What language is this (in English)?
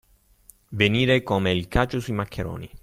Italian